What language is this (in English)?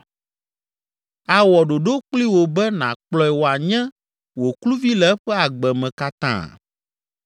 Ewe